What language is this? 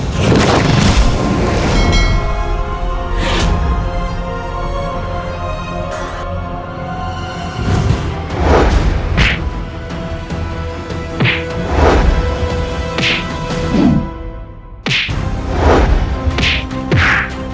Indonesian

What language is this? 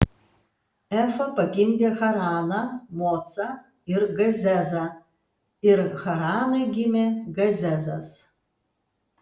Lithuanian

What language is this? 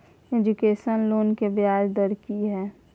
Maithili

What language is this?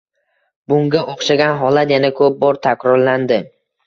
Uzbek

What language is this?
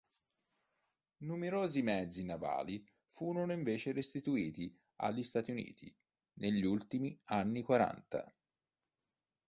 Italian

